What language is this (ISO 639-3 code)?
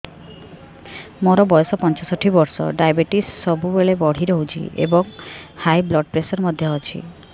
ori